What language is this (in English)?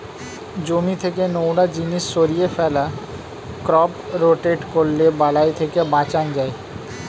Bangla